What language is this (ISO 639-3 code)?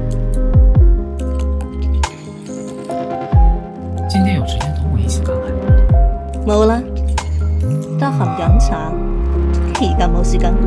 zho